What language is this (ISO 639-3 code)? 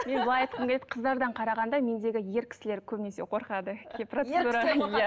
kaz